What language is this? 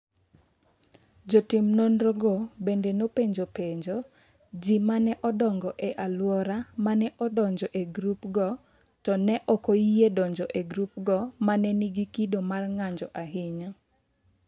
Luo (Kenya and Tanzania)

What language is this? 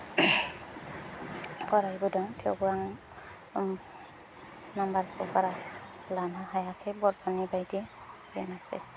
Bodo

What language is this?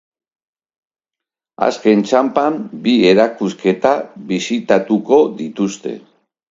Basque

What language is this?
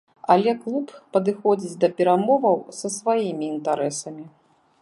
Belarusian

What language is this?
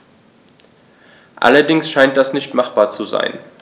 German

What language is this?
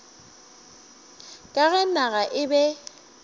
Northern Sotho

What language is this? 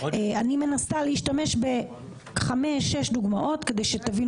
Hebrew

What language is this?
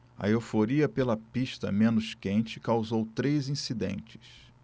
Portuguese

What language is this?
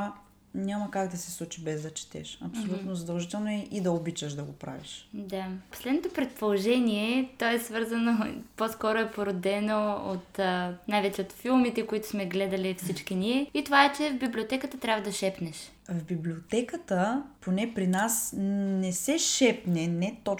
Bulgarian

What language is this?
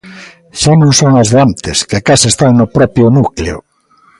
Galician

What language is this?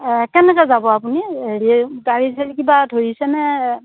Assamese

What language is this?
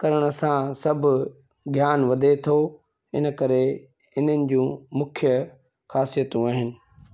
Sindhi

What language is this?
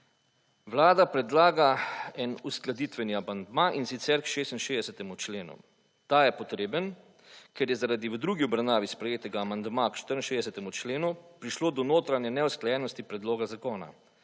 Slovenian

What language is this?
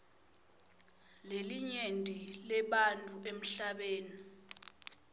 Swati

